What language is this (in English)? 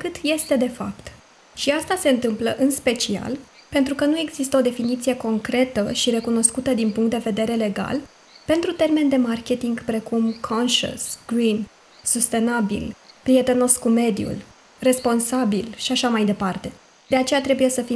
Romanian